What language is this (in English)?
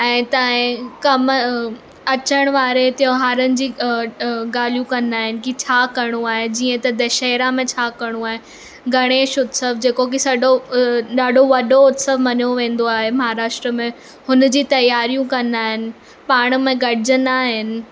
Sindhi